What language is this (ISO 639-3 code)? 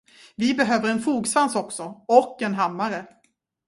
swe